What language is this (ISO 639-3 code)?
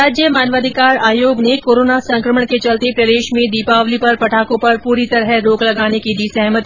hin